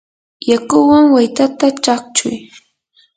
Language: Yanahuanca Pasco Quechua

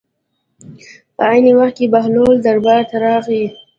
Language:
Pashto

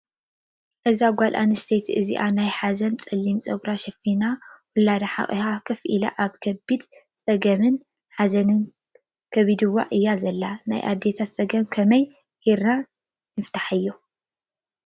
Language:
Tigrinya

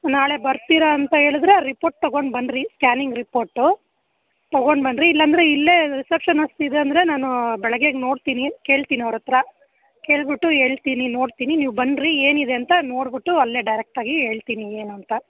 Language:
Kannada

